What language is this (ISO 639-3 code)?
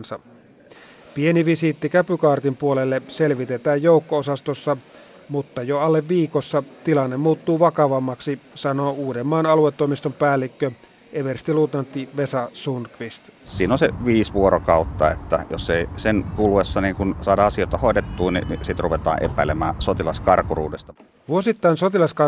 fin